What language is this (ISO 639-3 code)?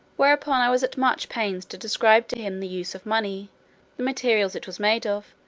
eng